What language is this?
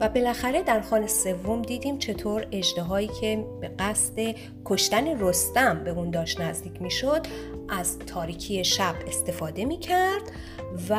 Persian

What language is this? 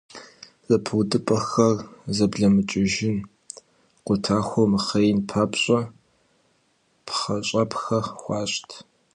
Kabardian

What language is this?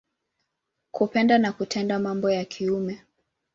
Swahili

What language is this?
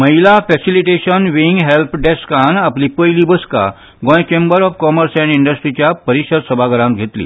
Konkani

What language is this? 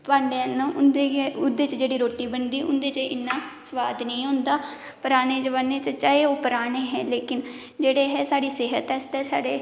Dogri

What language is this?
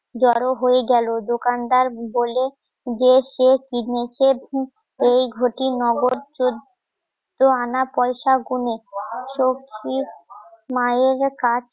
Bangla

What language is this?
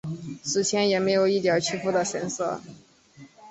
Chinese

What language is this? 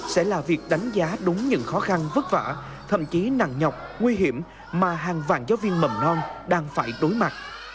Vietnamese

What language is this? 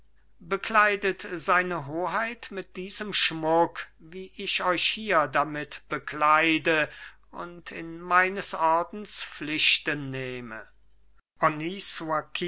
German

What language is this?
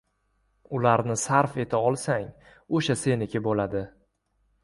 Uzbek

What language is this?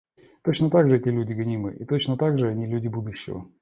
Russian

